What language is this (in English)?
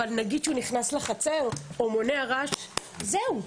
Hebrew